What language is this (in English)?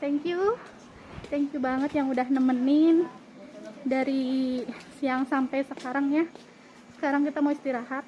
Indonesian